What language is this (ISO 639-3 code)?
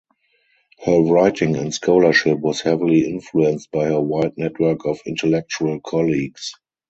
eng